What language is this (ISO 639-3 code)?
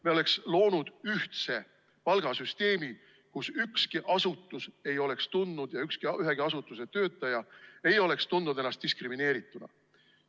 est